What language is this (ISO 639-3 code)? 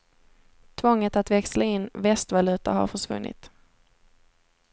swe